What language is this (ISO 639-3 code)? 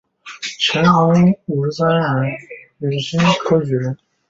zho